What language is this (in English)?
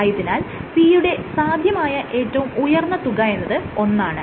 Malayalam